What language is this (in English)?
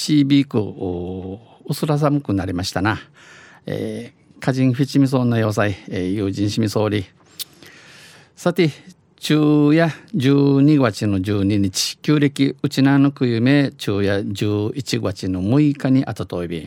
Japanese